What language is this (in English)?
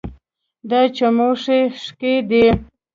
Pashto